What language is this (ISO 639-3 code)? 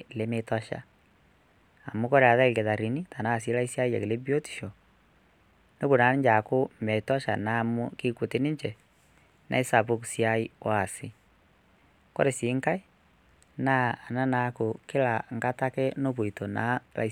mas